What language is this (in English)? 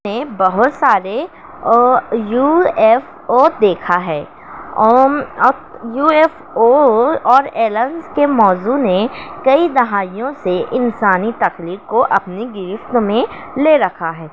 Urdu